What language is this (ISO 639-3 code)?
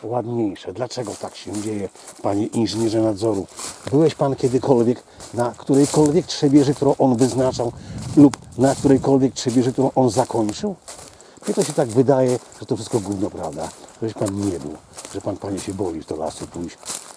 pol